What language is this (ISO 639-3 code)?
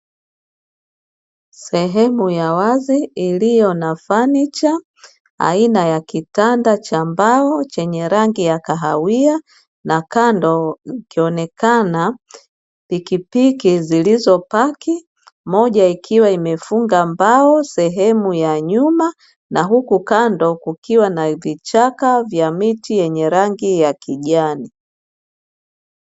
swa